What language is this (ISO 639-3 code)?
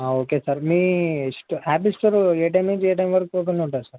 tel